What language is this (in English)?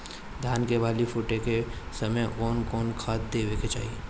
Bhojpuri